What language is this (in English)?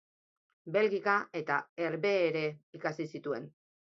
Basque